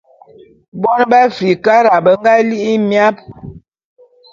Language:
Bulu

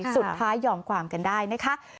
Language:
Thai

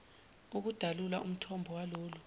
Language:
Zulu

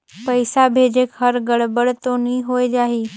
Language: Chhattisgarhi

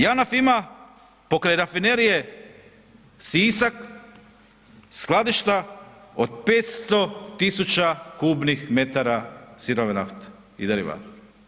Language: Croatian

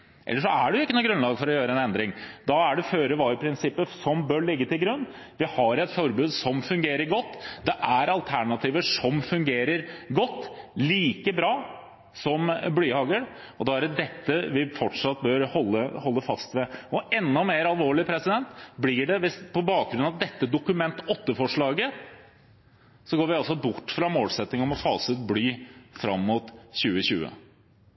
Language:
Norwegian Bokmål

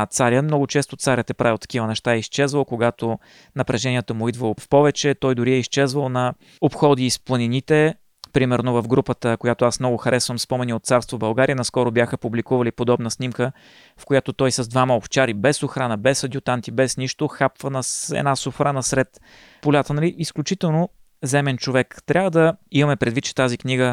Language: Bulgarian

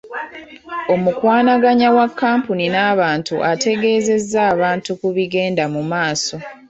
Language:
Ganda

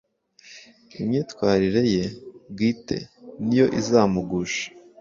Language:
Kinyarwanda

